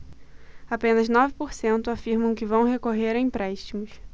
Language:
Portuguese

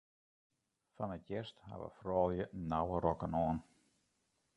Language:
Western Frisian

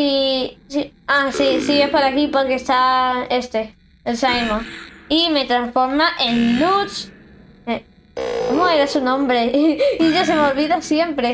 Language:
Spanish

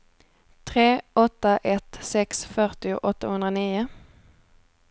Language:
Swedish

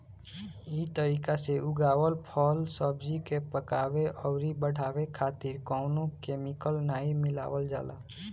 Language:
Bhojpuri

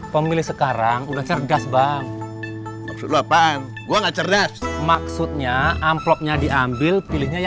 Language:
Indonesian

